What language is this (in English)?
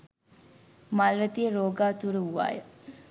Sinhala